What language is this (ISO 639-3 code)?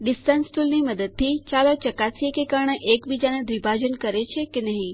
guj